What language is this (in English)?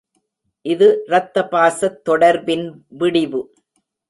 Tamil